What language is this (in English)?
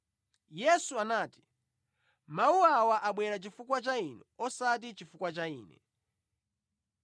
Nyanja